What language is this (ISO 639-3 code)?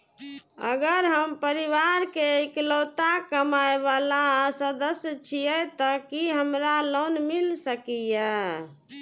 mai